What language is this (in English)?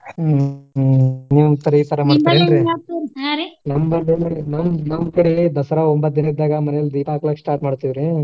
Kannada